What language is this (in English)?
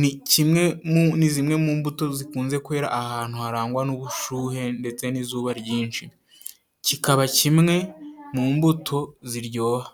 Kinyarwanda